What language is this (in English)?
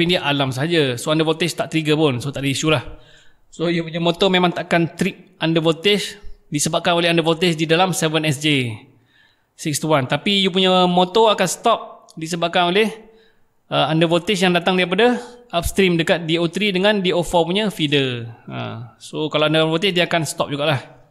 Malay